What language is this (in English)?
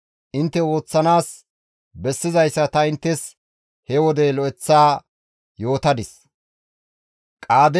Gamo